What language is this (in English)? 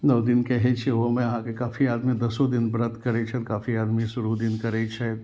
Maithili